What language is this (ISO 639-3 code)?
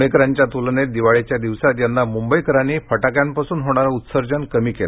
mar